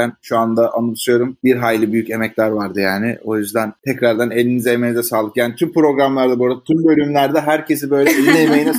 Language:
Turkish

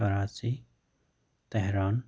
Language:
Manipuri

